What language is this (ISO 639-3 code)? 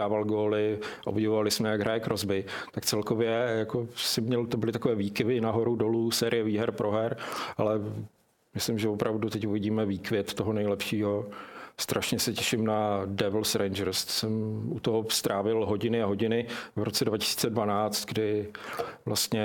ces